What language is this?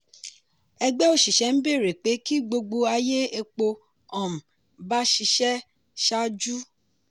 Yoruba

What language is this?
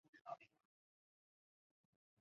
Chinese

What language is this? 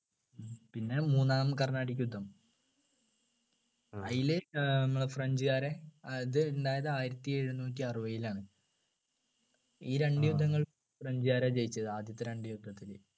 Malayalam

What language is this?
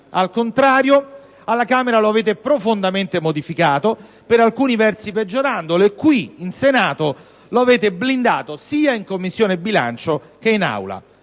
Italian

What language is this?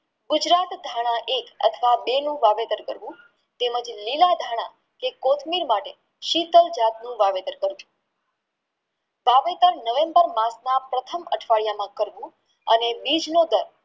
Gujarati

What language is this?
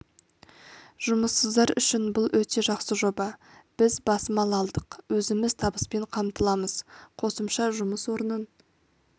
Kazakh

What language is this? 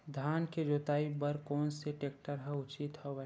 Chhattisgarhi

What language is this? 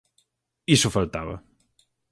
Galician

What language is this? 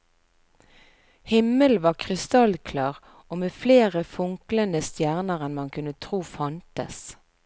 Norwegian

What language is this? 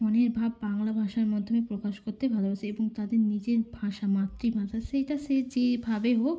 Bangla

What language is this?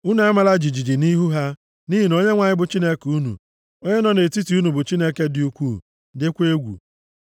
Igbo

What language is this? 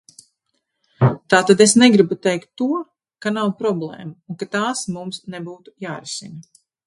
Latvian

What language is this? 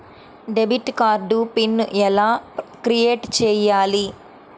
Telugu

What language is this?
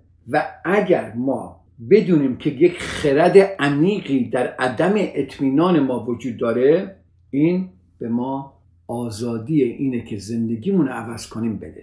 Persian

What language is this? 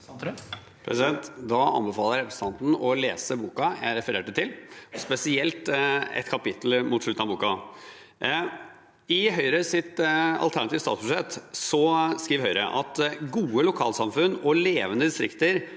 Norwegian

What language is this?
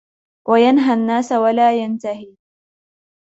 Arabic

